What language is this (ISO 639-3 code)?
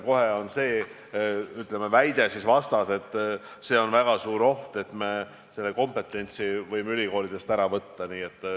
est